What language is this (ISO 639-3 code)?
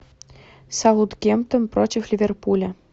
rus